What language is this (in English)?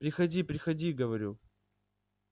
Russian